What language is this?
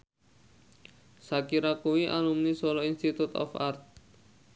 Javanese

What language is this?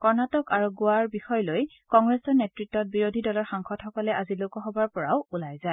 Assamese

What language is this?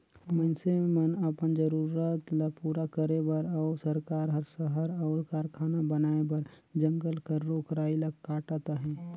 Chhattisgarhi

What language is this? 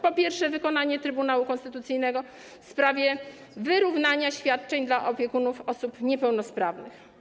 Polish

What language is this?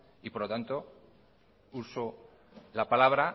Spanish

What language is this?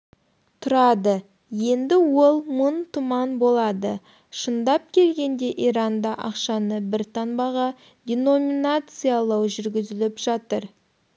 Kazakh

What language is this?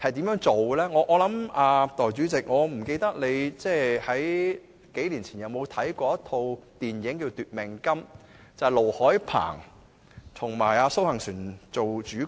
Cantonese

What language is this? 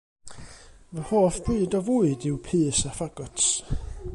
Welsh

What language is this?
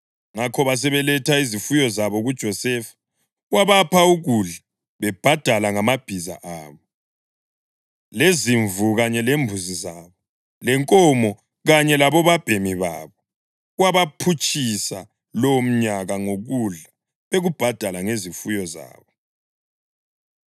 North Ndebele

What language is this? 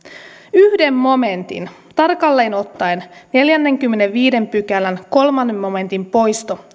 Finnish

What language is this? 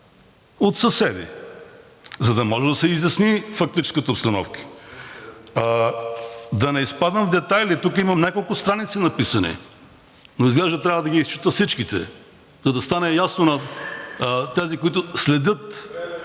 Bulgarian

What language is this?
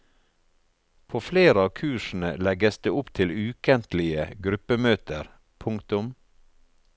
Norwegian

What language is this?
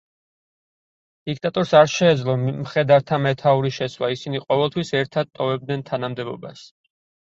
Georgian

